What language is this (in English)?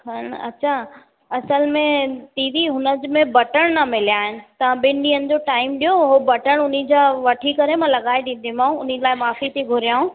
Sindhi